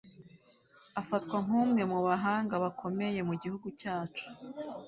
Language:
Kinyarwanda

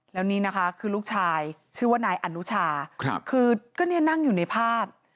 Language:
Thai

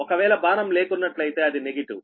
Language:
Telugu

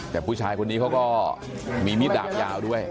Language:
Thai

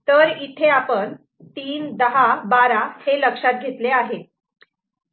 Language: Marathi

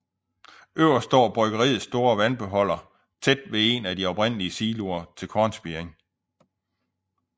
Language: Danish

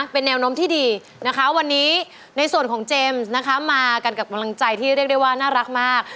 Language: Thai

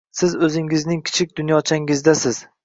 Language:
Uzbek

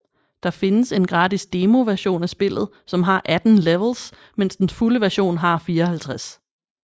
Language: Danish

